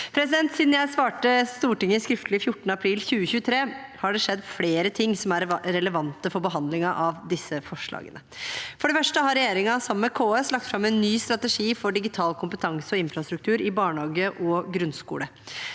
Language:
Norwegian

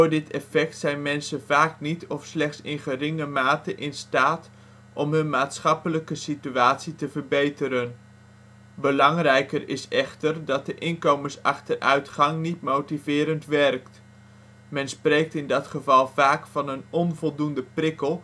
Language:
Dutch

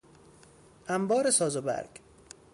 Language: Persian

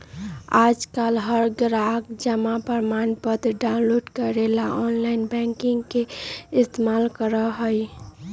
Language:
Magahi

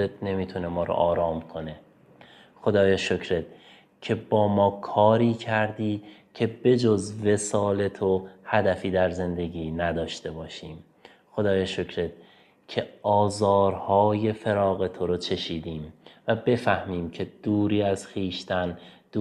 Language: Persian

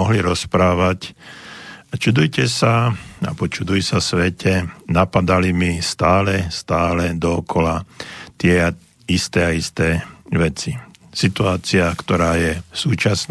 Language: Slovak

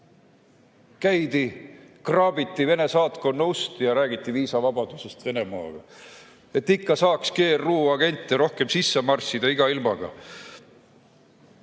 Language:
Estonian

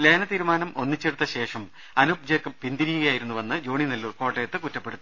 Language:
Malayalam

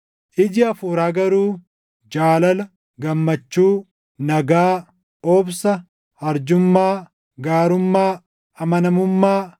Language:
Oromo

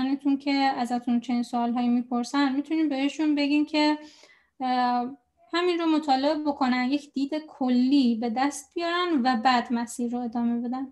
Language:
Persian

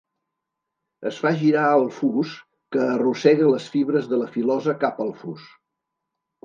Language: Catalan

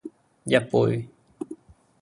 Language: Cantonese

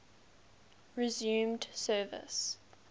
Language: English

